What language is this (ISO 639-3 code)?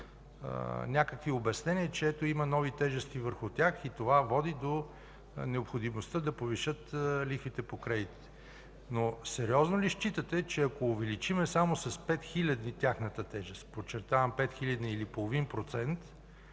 bul